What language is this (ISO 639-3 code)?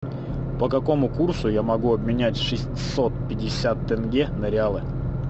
rus